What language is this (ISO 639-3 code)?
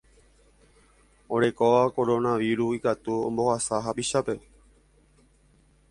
grn